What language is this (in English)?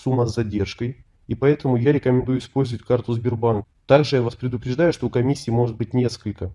Russian